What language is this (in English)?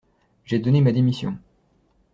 French